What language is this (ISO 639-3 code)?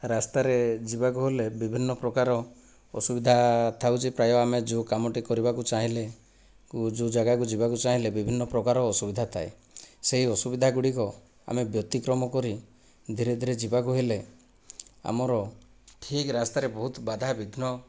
ori